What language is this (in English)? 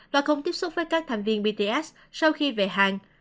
Vietnamese